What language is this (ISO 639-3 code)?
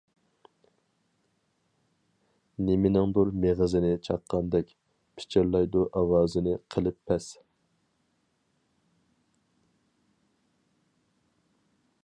uig